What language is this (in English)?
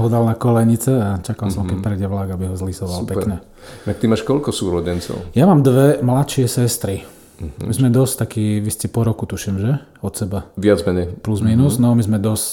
Slovak